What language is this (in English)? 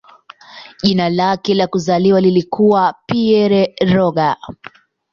Swahili